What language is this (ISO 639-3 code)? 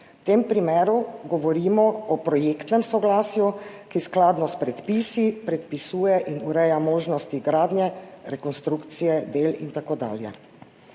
slv